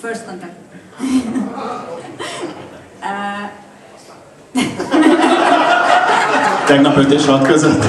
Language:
Hungarian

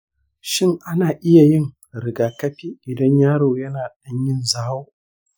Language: Hausa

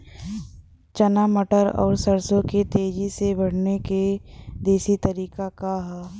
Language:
Bhojpuri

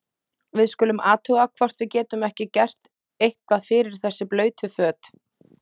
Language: Icelandic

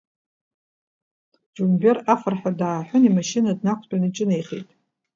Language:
Abkhazian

